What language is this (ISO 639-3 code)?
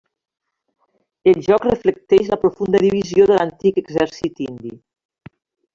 cat